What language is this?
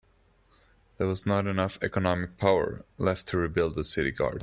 English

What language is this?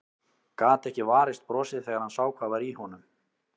Icelandic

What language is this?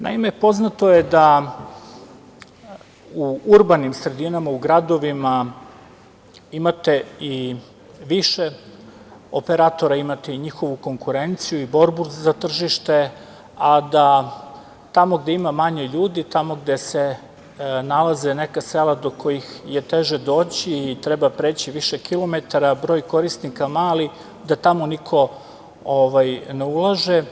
Serbian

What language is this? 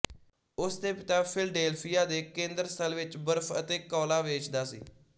Punjabi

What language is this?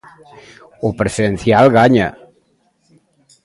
Galician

